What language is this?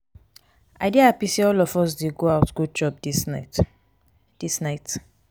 Nigerian Pidgin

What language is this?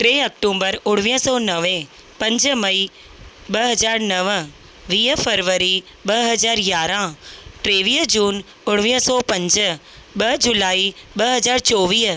Sindhi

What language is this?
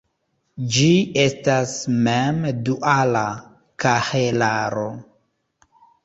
Esperanto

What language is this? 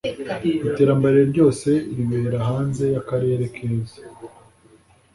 Kinyarwanda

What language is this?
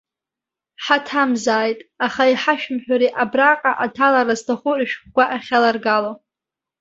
Abkhazian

